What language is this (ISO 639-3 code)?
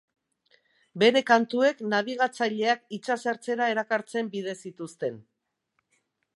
eus